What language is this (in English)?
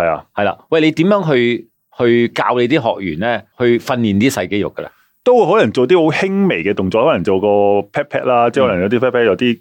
Chinese